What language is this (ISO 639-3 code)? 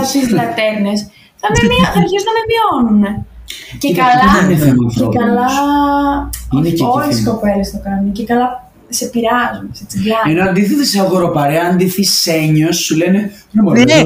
ell